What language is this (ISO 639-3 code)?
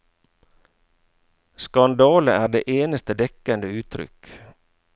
nor